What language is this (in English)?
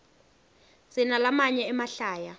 Swati